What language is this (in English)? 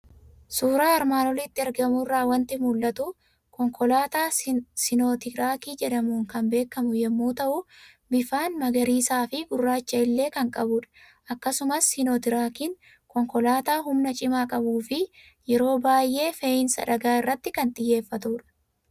Oromo